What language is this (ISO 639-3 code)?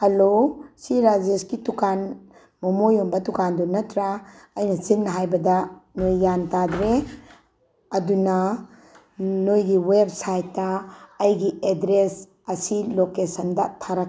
mni